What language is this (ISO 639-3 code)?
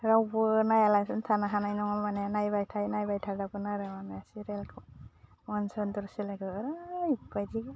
brx